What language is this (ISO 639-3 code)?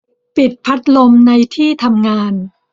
tha